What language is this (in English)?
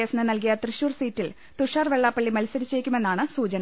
Malayalam